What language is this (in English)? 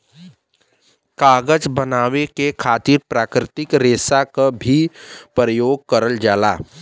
Bhojpuri